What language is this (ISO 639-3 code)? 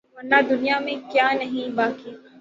urd